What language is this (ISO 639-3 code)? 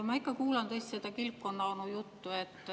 est